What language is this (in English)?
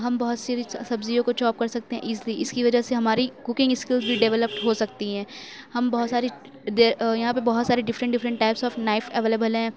Urdu